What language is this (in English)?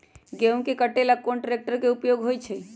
Magahi